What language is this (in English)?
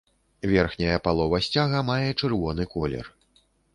Belarusian